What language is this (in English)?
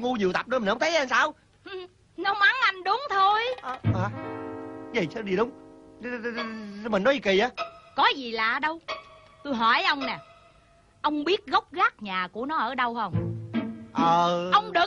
Vietnamese